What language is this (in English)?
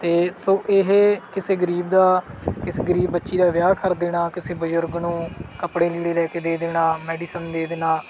Punjabi